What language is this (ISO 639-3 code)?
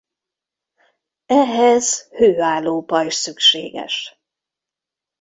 hun